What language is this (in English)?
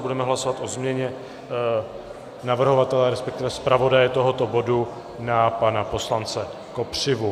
Czech